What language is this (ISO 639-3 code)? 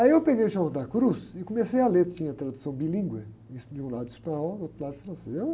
por